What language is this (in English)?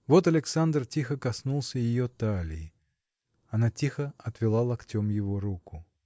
Russian